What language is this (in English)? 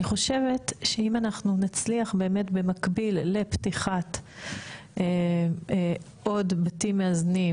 Hebrew